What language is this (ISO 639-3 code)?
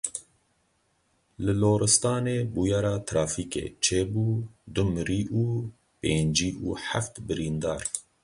kur